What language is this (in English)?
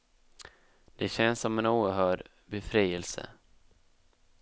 Swedish